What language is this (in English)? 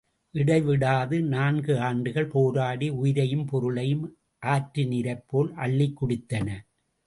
Tamil